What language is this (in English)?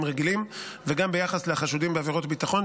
Hebrew